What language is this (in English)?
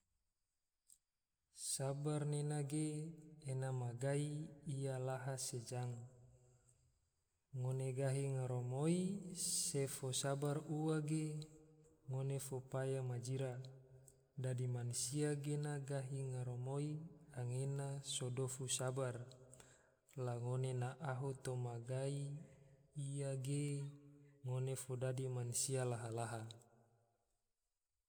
Tidore